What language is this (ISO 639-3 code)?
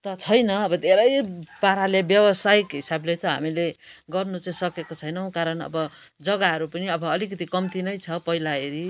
nep